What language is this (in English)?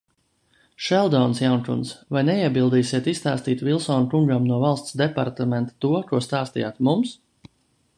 Latvian